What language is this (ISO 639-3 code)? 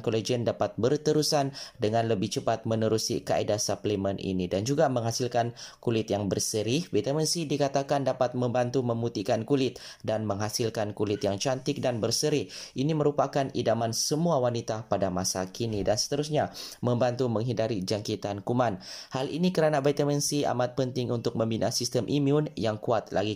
msa